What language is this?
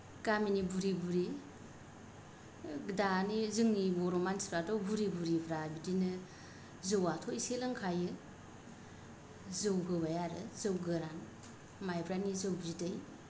Bodo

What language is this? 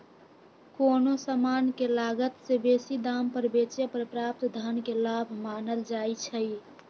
Magahi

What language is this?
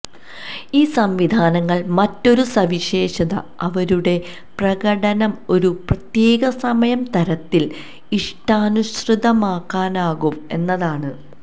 Malayalam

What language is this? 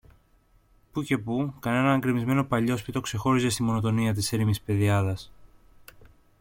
Greek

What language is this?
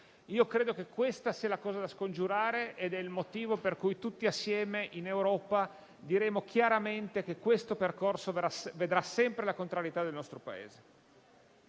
Italian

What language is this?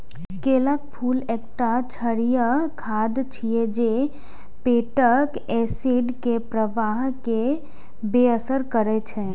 Maithili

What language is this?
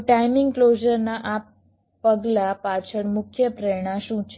Gujarati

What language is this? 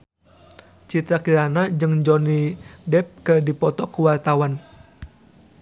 Sundanese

